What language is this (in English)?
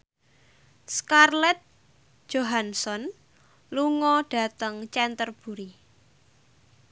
Javanese